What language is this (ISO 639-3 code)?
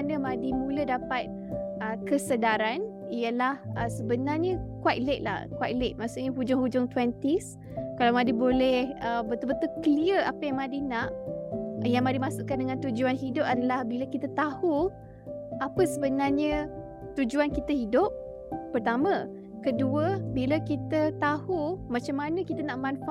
msa